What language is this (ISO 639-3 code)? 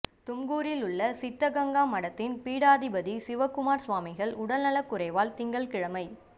tam